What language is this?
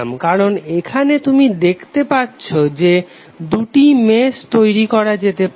Bangla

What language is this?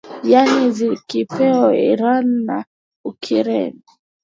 Swahili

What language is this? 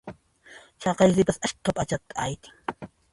Puno Quechua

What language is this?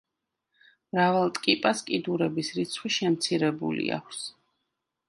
Georgian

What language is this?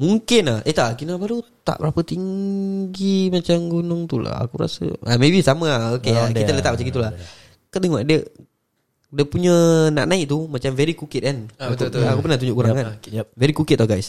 Malay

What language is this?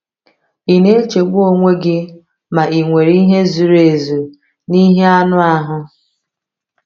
Igbo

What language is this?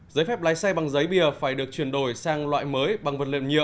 Vietnamese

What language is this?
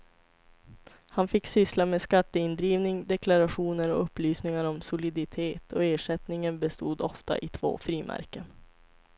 Swedish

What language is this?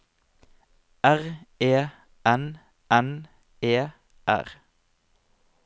Norwegian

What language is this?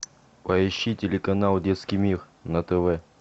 Russian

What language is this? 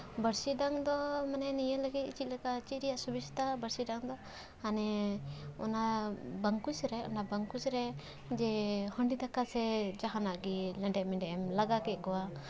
Santali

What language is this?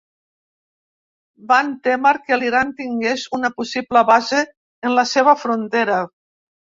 Catalan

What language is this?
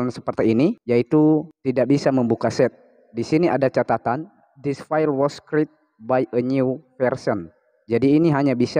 Indonesian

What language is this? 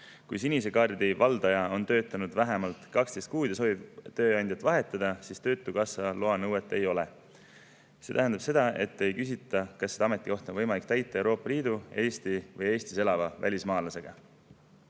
Estonian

